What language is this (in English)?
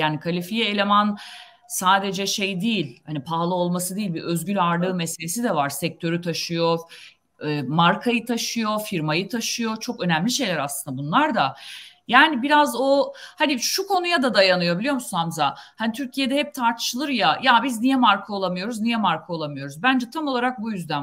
Turkish